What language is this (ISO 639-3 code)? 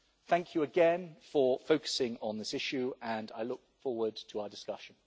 eng